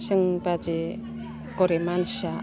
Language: Bodo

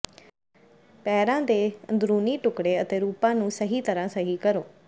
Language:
Punjabi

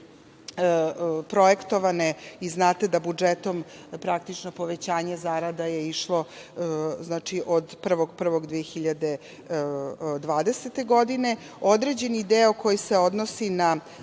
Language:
Serbian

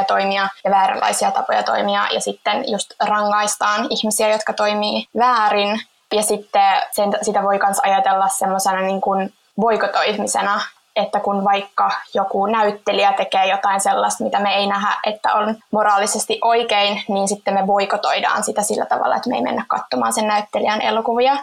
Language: Finnish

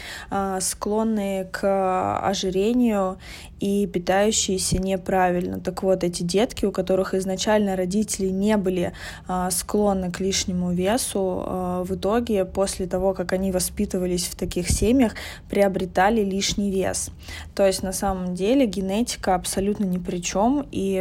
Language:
Russian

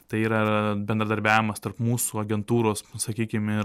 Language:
Lithuanian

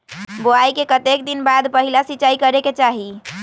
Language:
Magahi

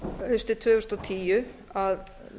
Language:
Icelandic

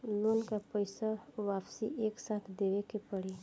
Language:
Bhojpuri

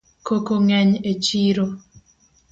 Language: Luo (Kenya and Tanzania)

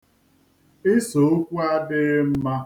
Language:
Igbo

